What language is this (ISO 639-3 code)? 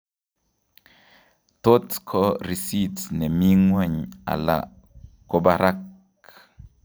kln